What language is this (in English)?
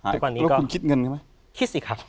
Thai